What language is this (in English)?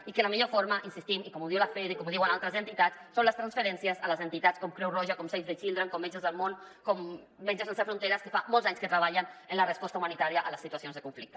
Catalan